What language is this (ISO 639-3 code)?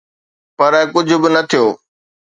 snd